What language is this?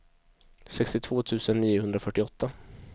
Swedish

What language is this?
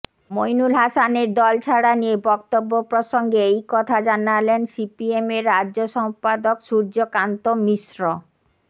Bangla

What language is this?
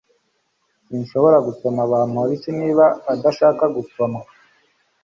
Kinyarwanda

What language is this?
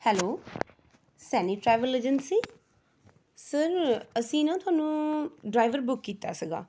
Punjabi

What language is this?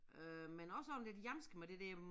Danish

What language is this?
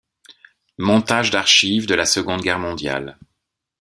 French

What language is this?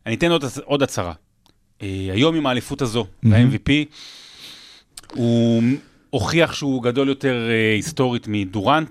Hebrew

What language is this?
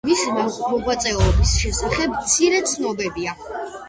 Georgian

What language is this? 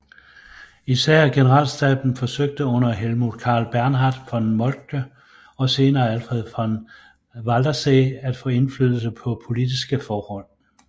Danish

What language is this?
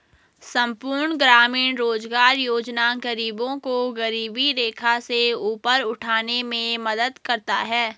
Hindi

